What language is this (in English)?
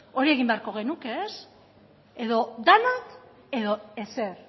Basque